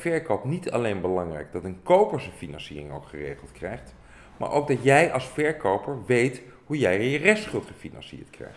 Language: Dutch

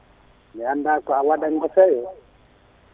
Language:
Fula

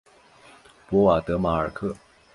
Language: Chinese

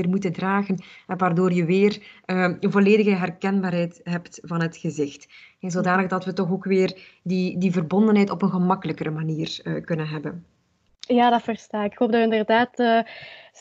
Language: Dutch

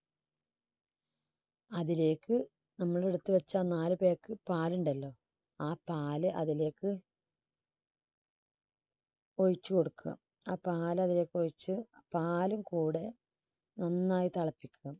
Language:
Malayalam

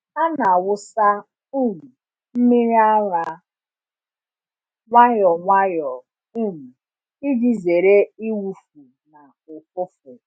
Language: Igbo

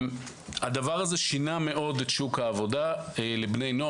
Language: Hebrew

